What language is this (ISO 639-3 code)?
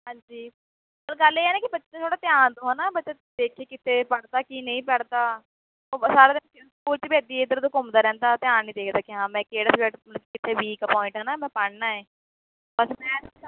pan